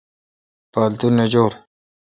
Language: Kalkoti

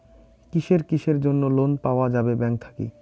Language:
Bangla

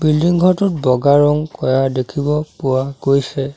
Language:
Assamese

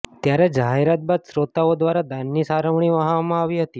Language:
Gujarati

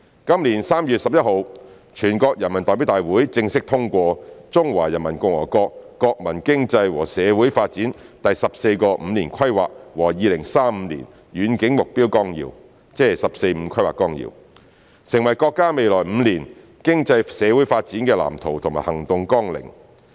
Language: Cantonese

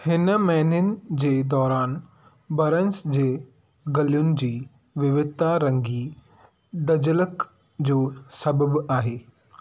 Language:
Sindhi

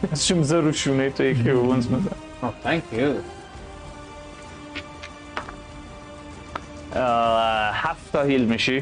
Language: Persian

